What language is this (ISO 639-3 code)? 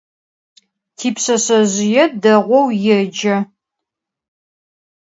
ady